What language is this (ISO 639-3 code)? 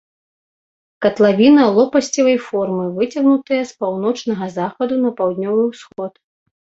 bel